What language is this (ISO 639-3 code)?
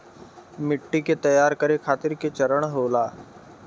bho